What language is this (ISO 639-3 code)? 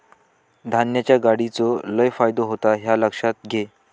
mar